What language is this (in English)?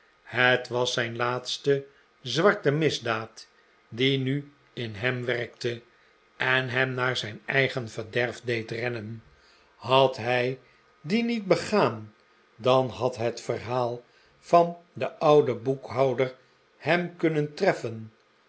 Dutch